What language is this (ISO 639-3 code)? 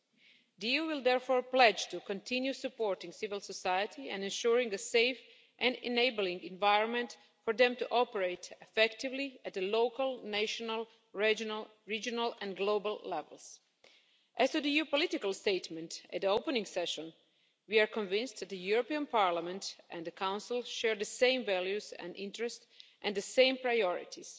eng